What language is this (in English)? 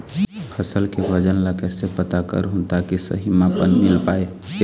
Chhattisgarhi